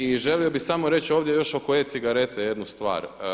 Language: Croatian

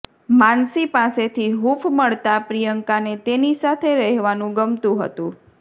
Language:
Gujarati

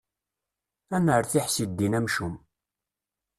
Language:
Kabyle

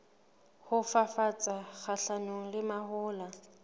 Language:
Southern Sotho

